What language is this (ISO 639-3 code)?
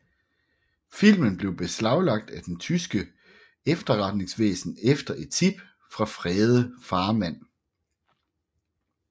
dan